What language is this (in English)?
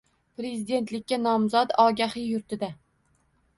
Uzbek